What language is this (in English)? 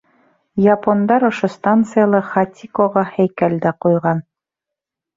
Bashkir